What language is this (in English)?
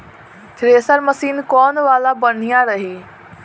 Bhojpuri